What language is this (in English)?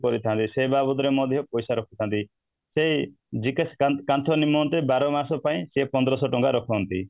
Odia